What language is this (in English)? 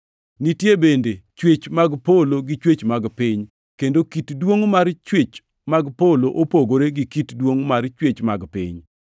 Luo (Kenya and Tanzania)